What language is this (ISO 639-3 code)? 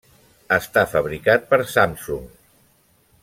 cat